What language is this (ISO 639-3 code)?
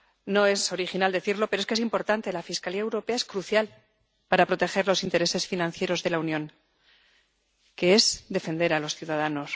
spa